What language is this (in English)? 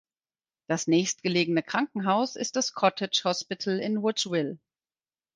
German